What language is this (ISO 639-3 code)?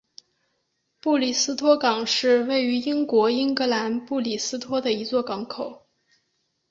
zho